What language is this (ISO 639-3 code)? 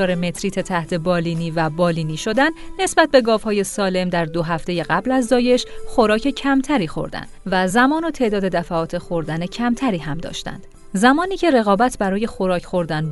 fas